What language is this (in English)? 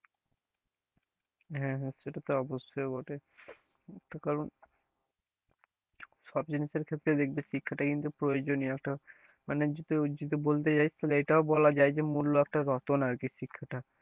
Bangla